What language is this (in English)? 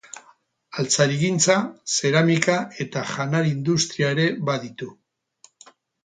Basque